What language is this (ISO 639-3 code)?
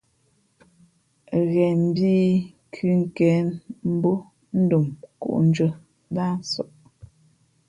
fmp